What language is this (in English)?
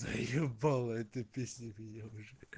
Russian